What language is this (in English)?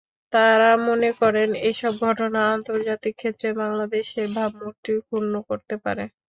Bangla